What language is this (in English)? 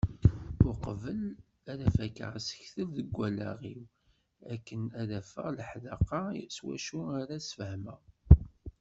Kabyle